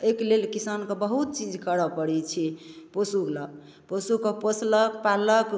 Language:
Maithili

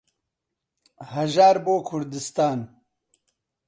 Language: Central Kurdish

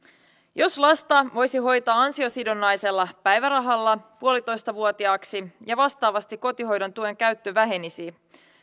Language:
Finnish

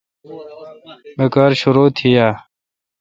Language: Kalkoti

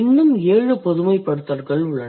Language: Tamil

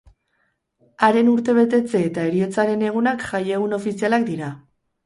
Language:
Basque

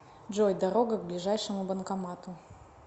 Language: Russian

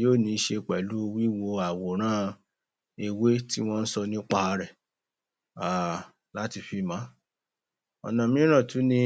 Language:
Yoruba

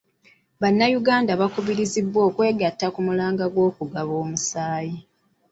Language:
Ganda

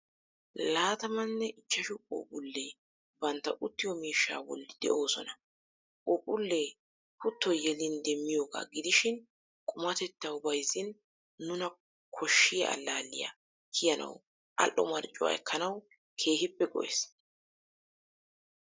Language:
Wolaytta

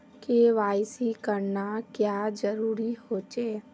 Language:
Magahi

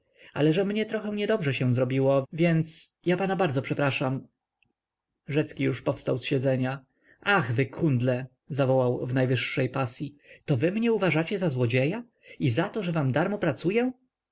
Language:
Polish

